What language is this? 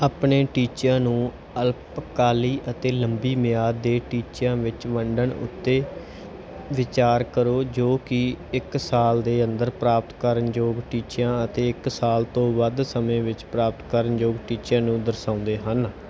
Punjabi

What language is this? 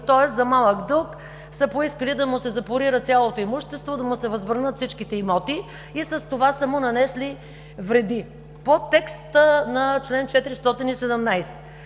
Bulgarian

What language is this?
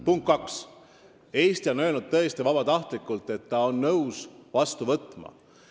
Estonian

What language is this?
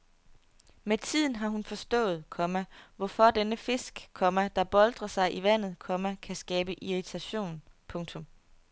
Danish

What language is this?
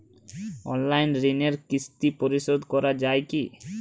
Bangla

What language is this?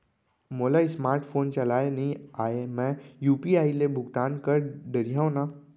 Chhattisgarhi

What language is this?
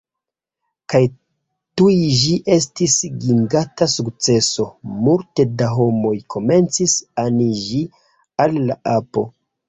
Esperanto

